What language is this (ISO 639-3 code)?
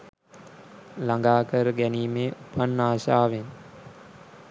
sin